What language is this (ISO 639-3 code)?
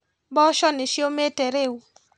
kik